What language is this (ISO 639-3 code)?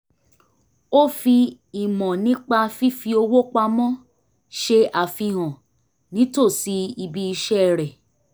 yor